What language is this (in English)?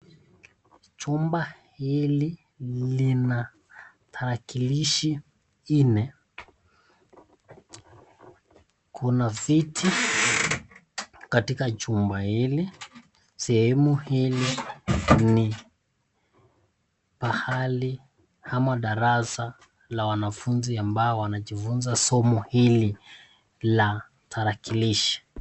Swahili